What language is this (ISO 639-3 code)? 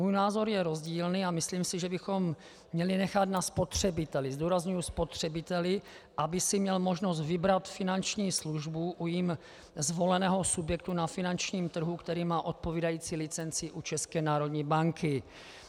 ces